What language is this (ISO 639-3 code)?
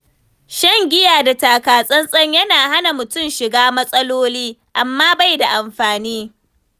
hau